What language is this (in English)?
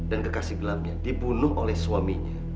Indonesian